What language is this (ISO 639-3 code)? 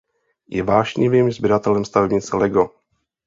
ces